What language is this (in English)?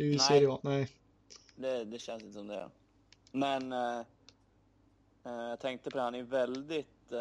Swedish